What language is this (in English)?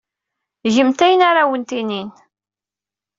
Kabyle